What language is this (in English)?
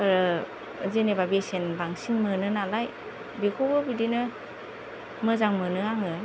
Bodo